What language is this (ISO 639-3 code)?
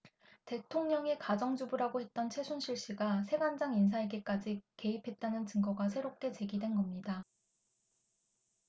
kor